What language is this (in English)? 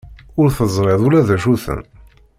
Kabyle